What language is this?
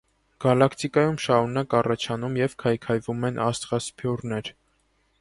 Armenian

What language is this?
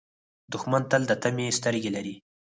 Pashto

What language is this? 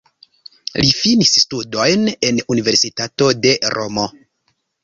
Esperanto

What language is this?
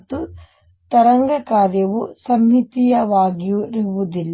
Kannada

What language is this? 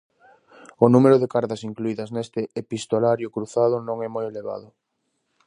Galician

